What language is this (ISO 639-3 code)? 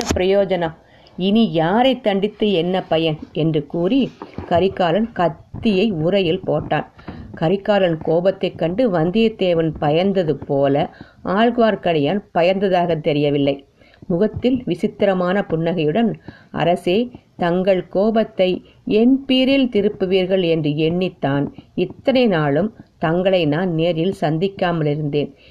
tam